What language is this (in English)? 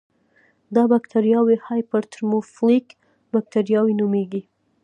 Pashto